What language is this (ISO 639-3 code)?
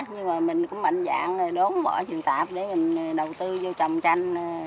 vie